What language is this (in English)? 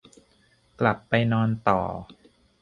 Thai